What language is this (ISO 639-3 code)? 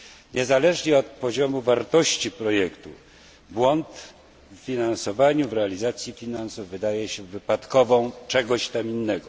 pol